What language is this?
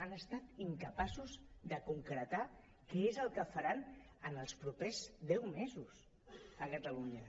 Catalan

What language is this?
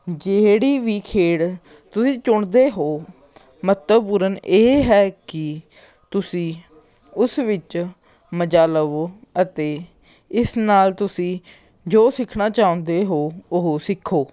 Punjabi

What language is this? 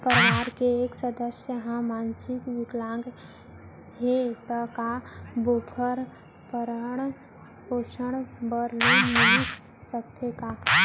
Chhattisgarhi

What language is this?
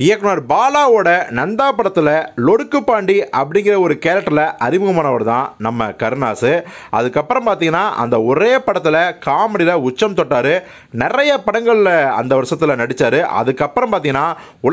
Romanian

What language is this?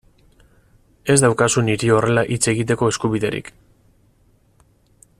Basque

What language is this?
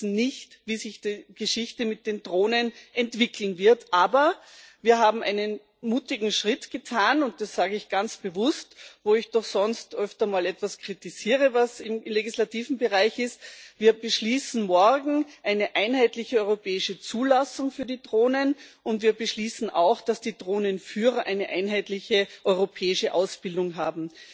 German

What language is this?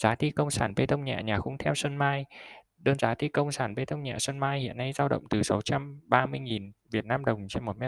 Vietnamese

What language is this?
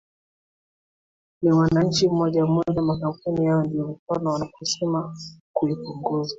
Swahili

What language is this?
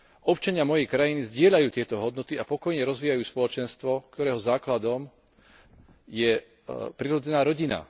Slovak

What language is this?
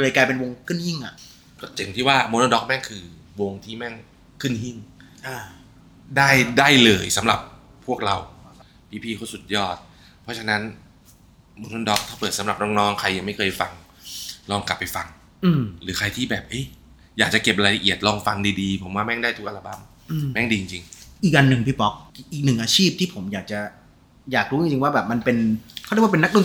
Thai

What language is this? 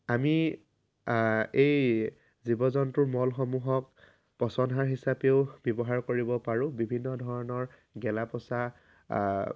Assamese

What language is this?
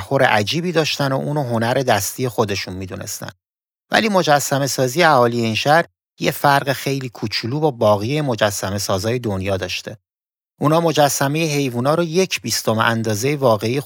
Persian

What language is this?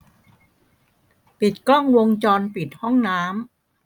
Thai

